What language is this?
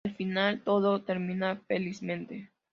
Spanish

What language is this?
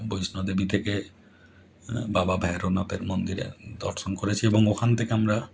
Bangla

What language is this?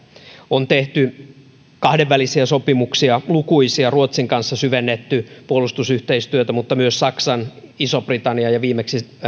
Finnish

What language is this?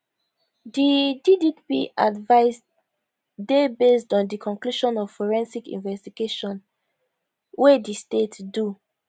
Nigerian Pidgin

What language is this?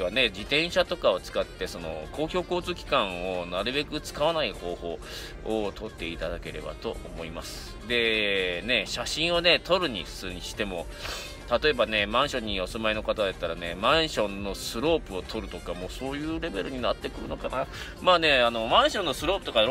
Japanese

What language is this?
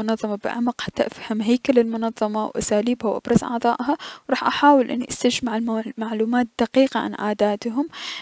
Mesopotamian Arabic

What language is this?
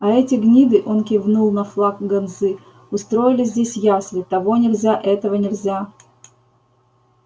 Russian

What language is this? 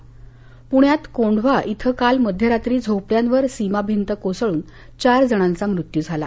Marathi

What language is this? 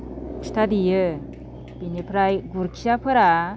Bodo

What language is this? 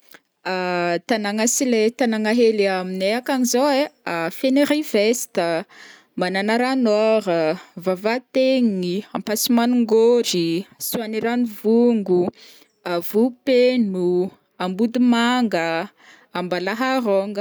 Northern Betsimisaraka Malagasy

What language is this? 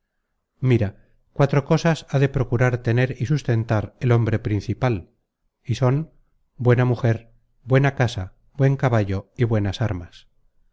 Spanish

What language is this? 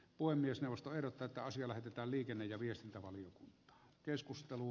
Finnish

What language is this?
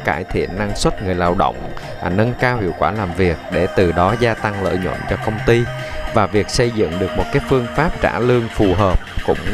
Vietnamese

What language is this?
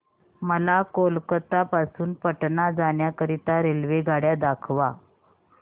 Marathi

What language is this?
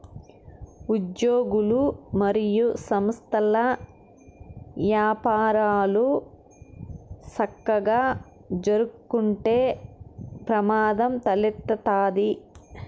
Telugu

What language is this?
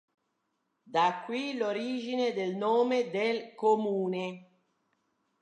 Italian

